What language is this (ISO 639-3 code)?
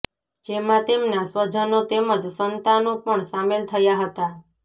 guj